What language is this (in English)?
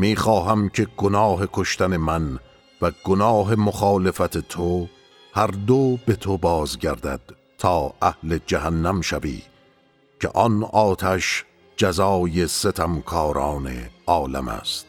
Persian